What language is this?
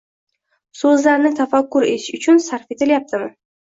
Uzbek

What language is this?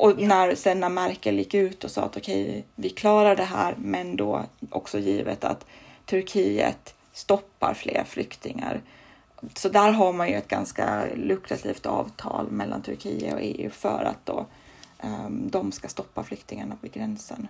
Swedish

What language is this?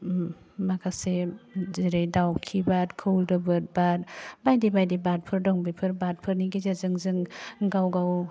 Bodo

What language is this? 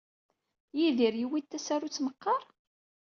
Kabyle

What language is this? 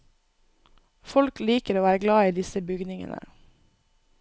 Norwegian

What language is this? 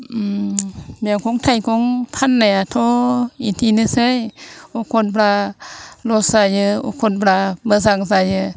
Bodo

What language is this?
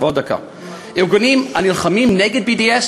Hebrew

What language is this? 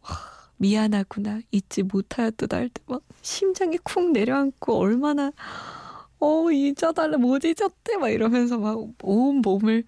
Korean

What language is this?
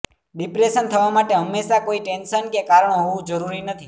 Gujarati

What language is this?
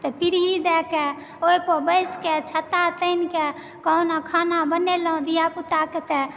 Maithili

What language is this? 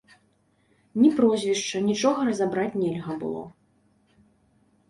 Belarusian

